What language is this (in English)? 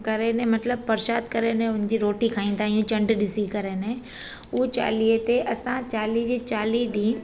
Sindhi